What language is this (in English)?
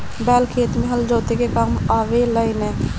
Bhojpuri